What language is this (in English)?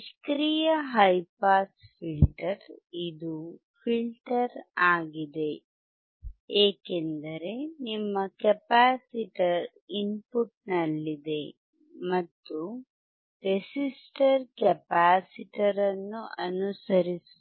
Kannada